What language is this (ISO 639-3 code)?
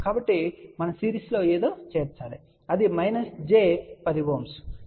tel